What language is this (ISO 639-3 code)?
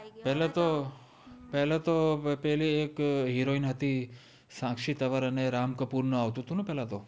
guj